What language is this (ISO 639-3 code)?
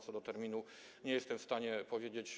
pol